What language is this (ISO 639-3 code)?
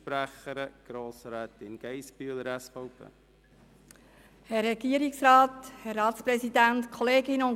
gsw